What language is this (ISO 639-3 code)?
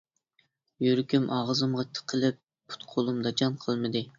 uig